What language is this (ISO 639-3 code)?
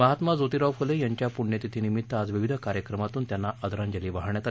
mar